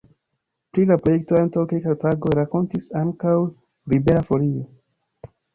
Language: Esperanto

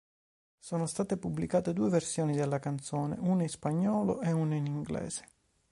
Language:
Italian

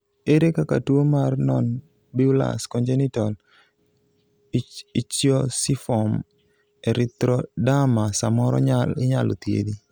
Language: Luo (Kenya and Tanzania)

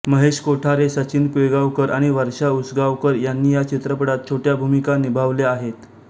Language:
Marathi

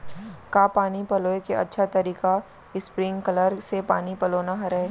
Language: Chhattisgarhi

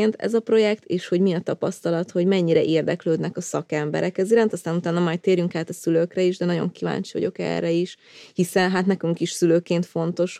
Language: Hungarian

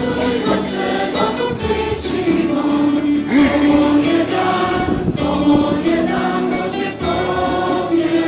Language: Polish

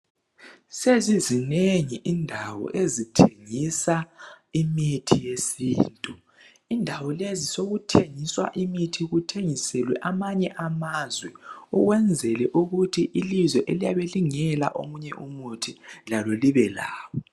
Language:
North Ndebele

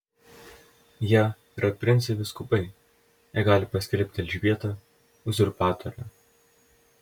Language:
Lithuanian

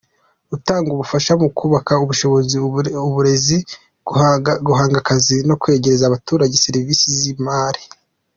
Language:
Kinyarwanda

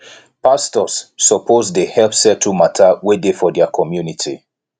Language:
Nigerian Pidgin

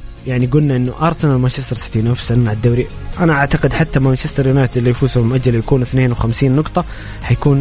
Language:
Arabic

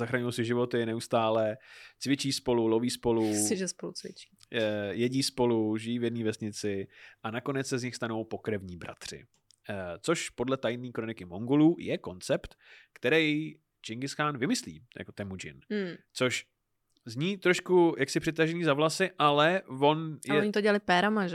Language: Czech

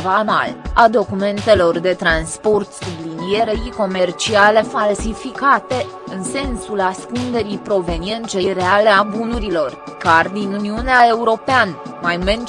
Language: Romanian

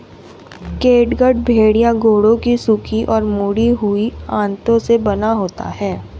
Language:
Hindi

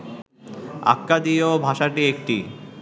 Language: Bangla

